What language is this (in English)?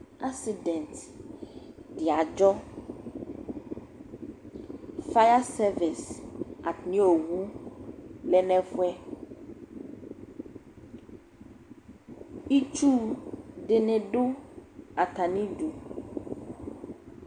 Ikposo